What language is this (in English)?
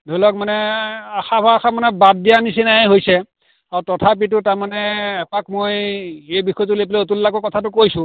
Assamese